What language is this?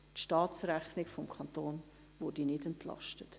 Swiss German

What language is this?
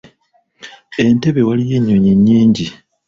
Ganda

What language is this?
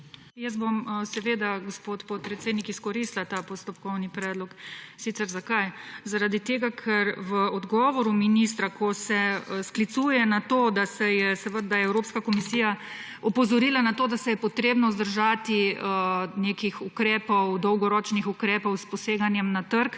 Slovenian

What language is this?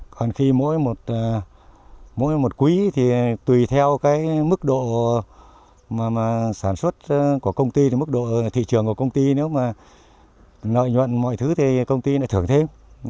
Vietnamese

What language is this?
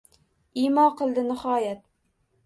Uzbek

